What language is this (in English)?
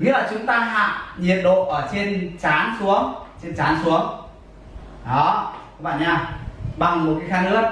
Vietnamese